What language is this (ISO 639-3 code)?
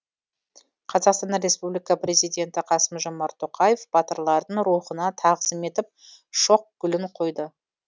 kaz